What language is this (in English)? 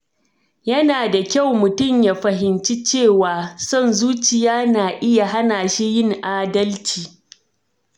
Hausa